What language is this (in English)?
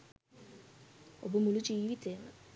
Sinhala